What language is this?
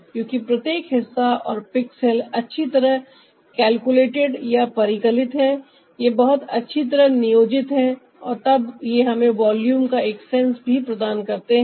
Hindi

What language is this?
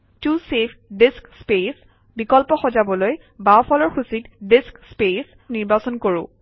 Assamese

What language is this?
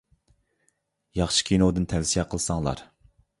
Uyghur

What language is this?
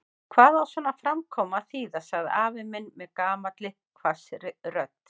Icelandic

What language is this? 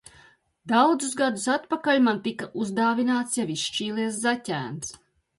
Latvian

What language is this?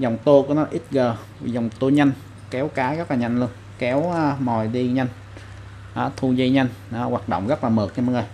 Vietnamese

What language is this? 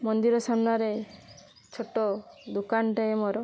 Odia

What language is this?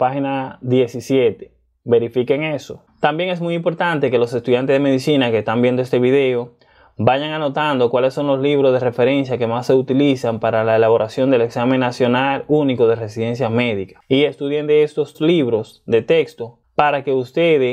Spanish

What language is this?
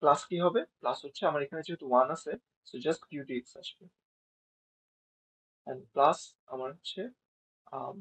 Bangla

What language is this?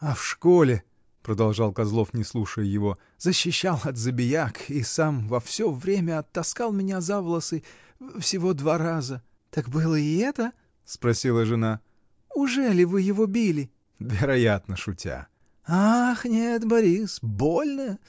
Russian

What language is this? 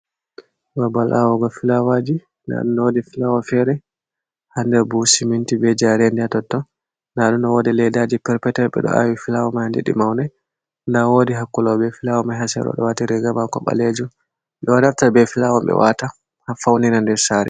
Fula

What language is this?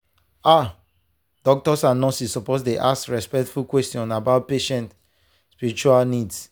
Nigerian Pidgin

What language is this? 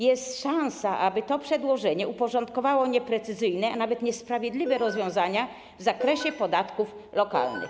Polish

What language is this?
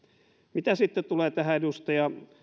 Finnish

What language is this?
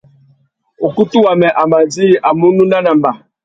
Tuki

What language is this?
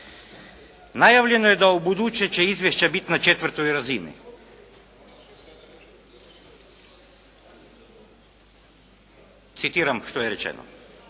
Croatian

